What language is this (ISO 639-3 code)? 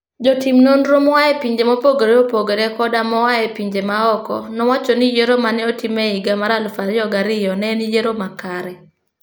luo